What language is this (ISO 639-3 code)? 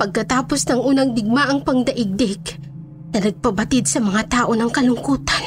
fil